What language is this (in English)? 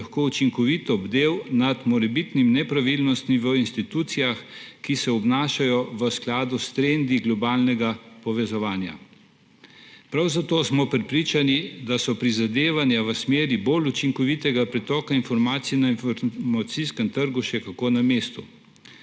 Slovenian